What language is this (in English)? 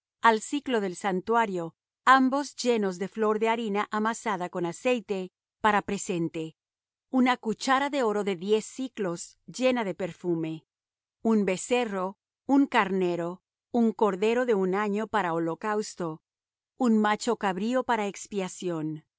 Spanish